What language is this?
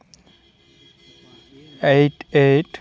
Santali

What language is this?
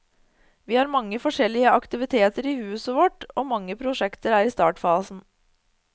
Norwegian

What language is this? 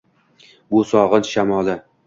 Uzbek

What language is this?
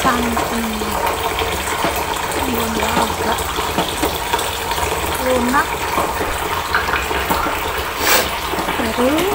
Indonesian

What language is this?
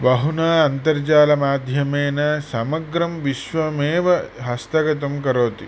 Sanskrit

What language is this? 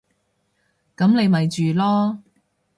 Cantonese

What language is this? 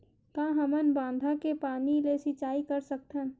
Chhattisgarhi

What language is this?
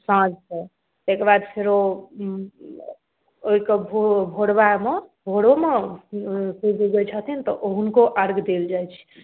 Maithili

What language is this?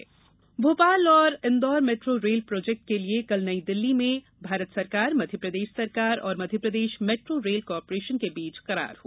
Hindi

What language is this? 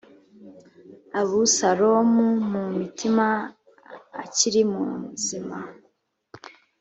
Kinyarwanda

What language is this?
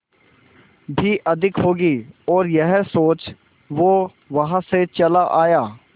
Hindi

